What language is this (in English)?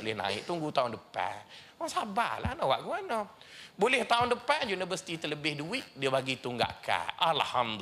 Malay